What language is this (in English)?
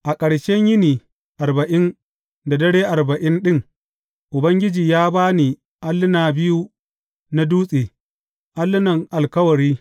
Hausa